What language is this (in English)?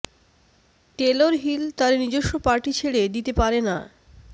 Bangla